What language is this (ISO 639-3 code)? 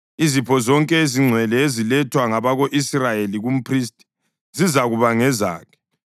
nde